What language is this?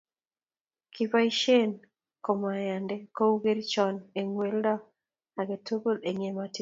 Kalenjin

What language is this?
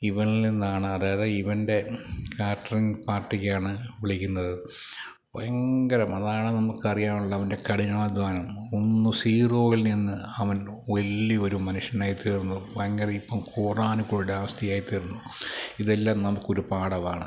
Malayalam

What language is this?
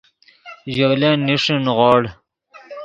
Yidgha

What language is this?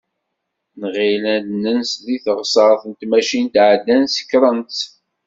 Kabyle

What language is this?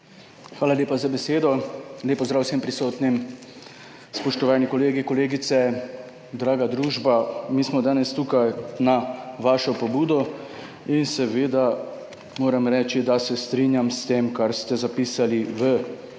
Slovenian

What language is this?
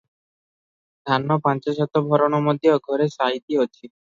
Odia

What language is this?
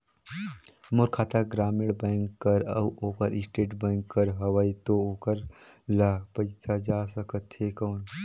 Chhattisgarhi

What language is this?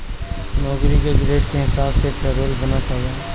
Bhojpuri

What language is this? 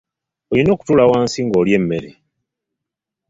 Ganda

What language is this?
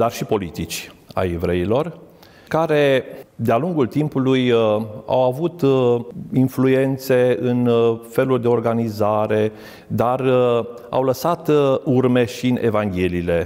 Romanian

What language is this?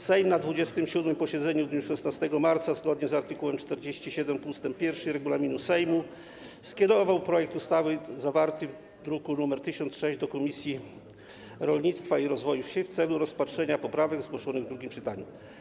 Polish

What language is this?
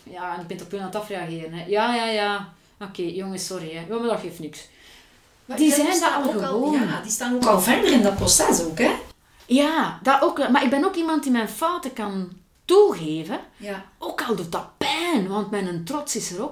Dutch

